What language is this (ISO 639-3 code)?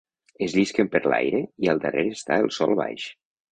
cat